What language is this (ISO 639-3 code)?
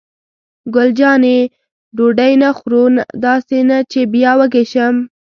pus